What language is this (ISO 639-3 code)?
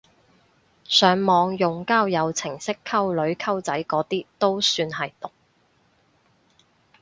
yue